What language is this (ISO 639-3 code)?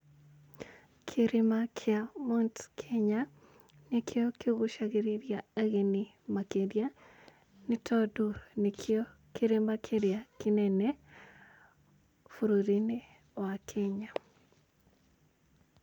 kik